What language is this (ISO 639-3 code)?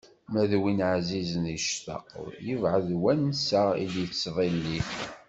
kab